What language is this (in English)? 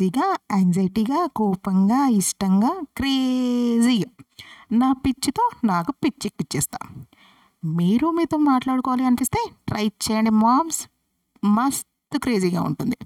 Telugu